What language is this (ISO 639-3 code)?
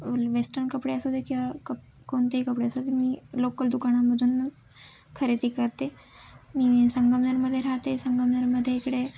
mar